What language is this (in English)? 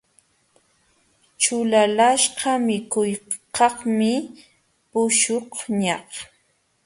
Jauja Wanca Quechua